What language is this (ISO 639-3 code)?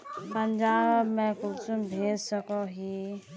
mag